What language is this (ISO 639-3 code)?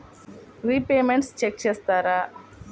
tel